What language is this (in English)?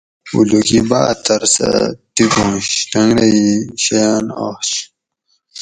Gawri